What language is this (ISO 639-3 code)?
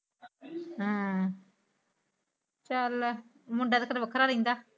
pan